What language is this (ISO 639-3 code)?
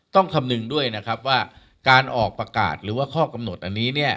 tha